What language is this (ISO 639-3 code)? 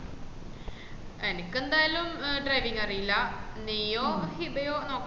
mal